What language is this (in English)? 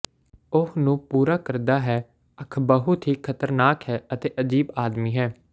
Punjabi